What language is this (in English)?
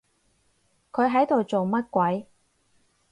Cantonese